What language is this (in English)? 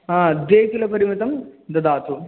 Sanskrit